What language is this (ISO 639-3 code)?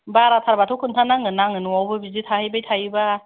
brx